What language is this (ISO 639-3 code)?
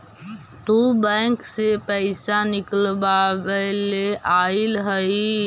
mag